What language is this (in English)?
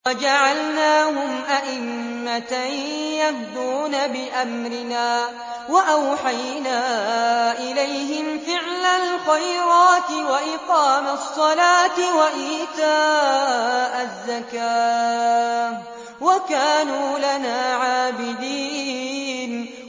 Arabic